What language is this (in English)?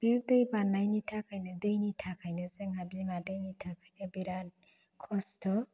Bodo